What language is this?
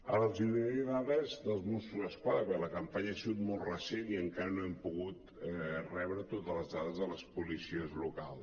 Catalan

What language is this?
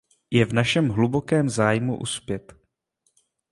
Czech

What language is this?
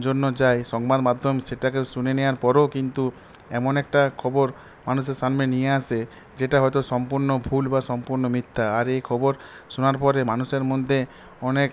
Bangla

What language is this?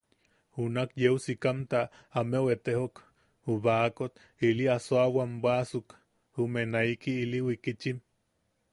Yaqui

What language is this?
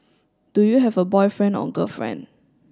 English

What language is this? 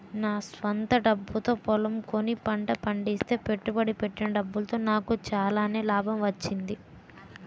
Telugu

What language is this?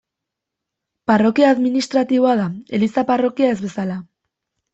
Basque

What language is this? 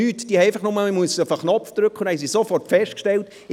Swiss German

